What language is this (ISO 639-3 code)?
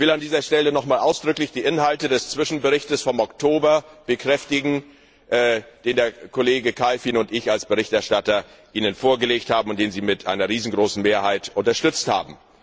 deu